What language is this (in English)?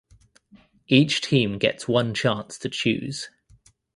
English